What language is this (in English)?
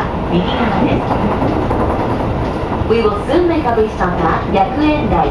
Japanese